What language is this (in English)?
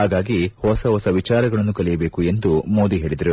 Kannada